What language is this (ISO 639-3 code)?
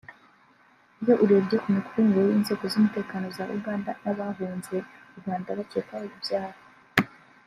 kin